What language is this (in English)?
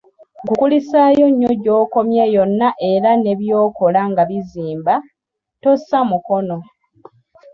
Ganda